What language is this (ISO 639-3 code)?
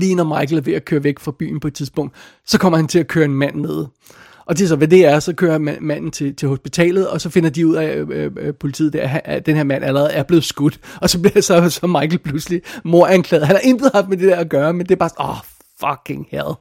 dan